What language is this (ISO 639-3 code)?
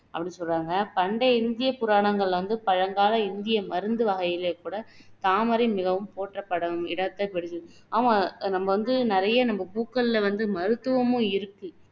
tam